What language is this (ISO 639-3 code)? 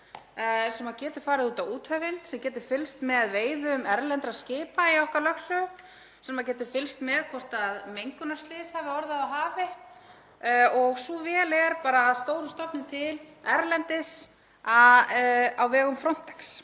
isl